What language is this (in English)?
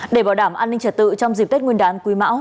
Vietnamese